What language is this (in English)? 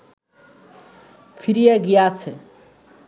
Bangla